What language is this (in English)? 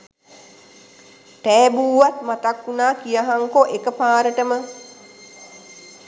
Sinhala